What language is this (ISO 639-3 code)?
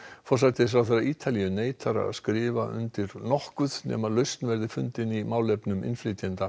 isl